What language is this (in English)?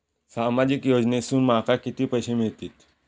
Marathi